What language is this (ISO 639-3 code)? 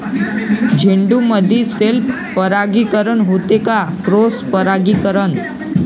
mar